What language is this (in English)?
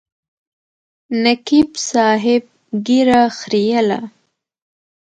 Pashto